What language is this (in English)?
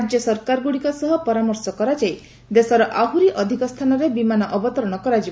Odia